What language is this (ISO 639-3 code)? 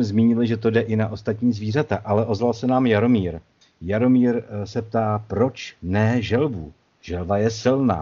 ces